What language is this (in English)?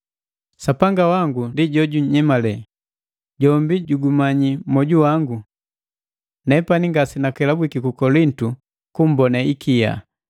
Matengo